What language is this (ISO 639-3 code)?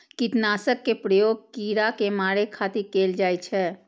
mai